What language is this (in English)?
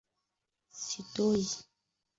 Swahili